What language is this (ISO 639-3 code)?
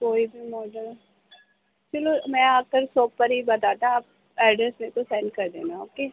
urd